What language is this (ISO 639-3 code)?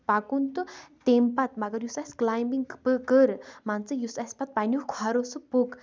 kas